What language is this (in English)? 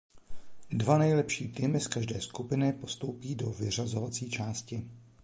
Czech